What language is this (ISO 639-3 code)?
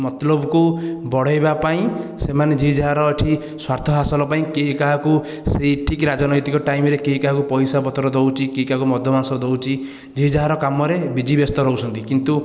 ori